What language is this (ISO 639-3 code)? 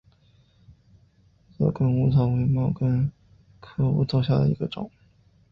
zho